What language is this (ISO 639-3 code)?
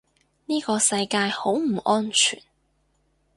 yue